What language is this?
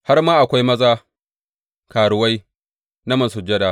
Hausa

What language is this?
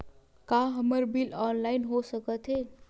Chhattisgarhi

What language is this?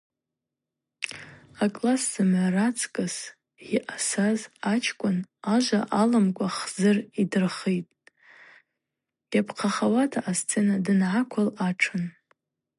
Abaza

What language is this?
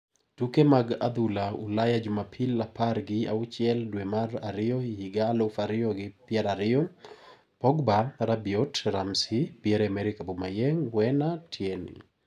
Luo (Kenya and Tanzania)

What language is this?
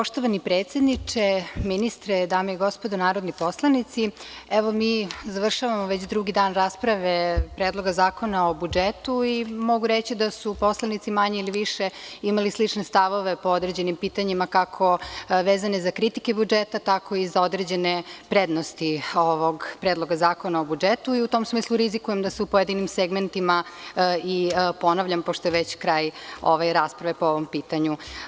Serbian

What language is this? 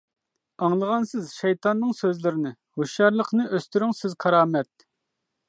Uyghur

